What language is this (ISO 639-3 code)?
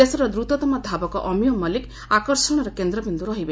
ori